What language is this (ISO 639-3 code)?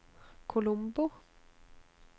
nor